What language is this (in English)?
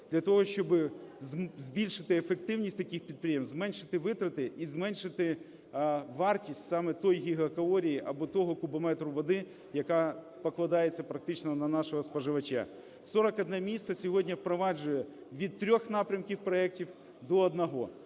Ukrainian